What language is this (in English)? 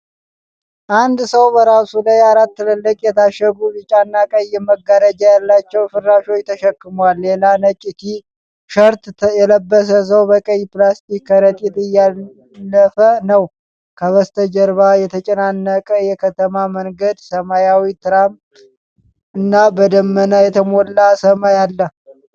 Amharic